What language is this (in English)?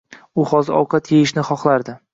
Uzbek